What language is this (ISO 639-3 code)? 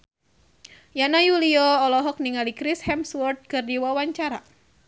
sun